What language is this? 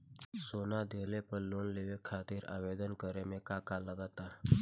Bhojpuri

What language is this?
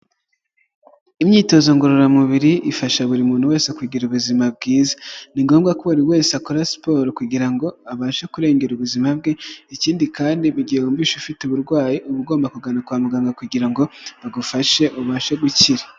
Kinyarwanda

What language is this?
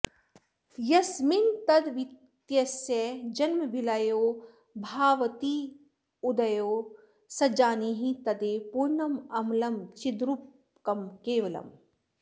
Sanskrit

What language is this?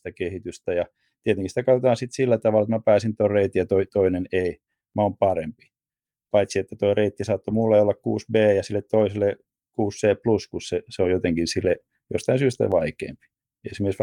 Finnish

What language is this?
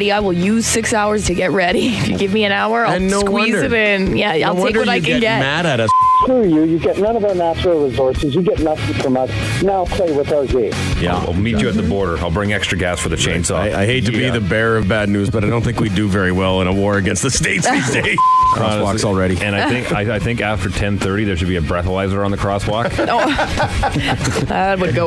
English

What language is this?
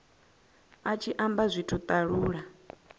Venda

